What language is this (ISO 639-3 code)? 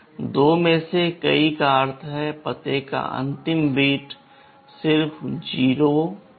hin